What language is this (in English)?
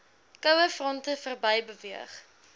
Afrikaans